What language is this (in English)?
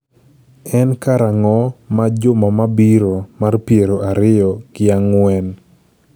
Luo (Kenya and Tanzania)